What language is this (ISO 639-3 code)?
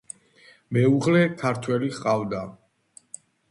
kat